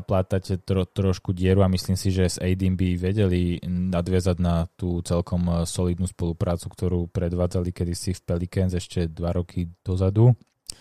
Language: Slovak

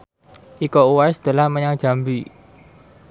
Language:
Javanese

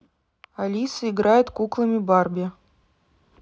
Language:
Russian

